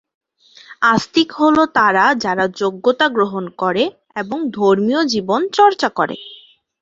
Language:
Bangla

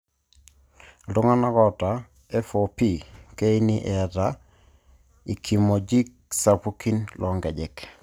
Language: Masai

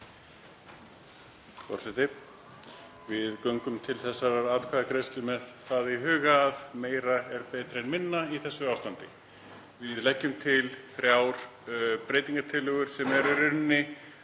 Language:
Icelandic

